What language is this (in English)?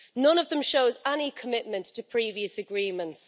English